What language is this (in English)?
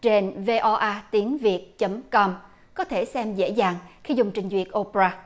Vietnamese